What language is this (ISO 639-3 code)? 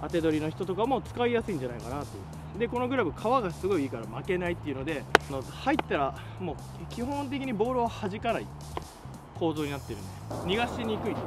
jpn